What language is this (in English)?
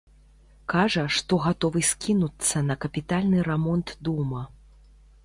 Belarusian